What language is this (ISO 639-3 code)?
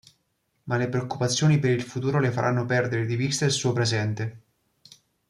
ita